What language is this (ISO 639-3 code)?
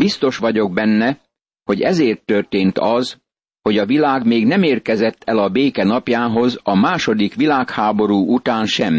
hun